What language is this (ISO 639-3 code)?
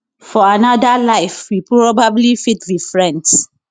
pcm